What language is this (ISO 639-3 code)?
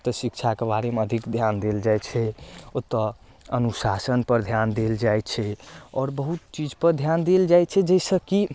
mai